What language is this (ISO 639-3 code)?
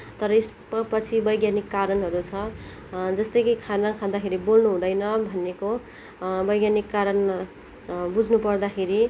nep